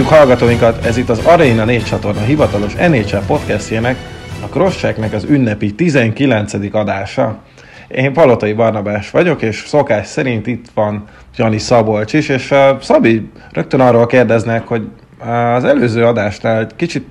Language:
Hungarian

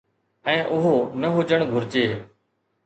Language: Sindhi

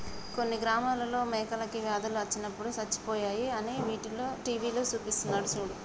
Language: Telugu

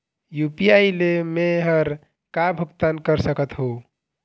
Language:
Chhattisgarhi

